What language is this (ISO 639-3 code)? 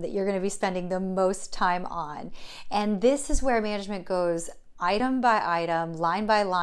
eng